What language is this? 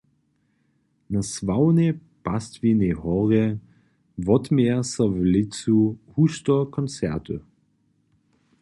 Upper Sorbian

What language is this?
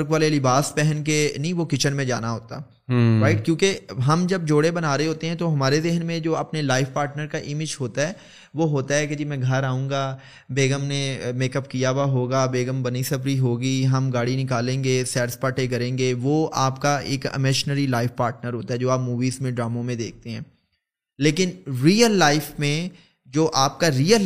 Urdu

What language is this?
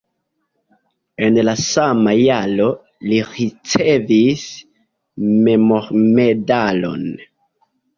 Esperanto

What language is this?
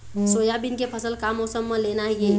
Chhattisgarhi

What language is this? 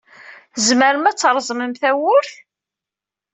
Kabyle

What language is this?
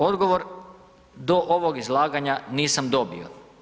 Croatian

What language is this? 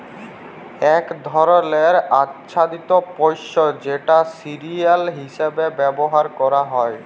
Bangla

